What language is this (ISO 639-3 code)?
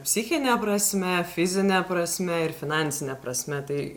lit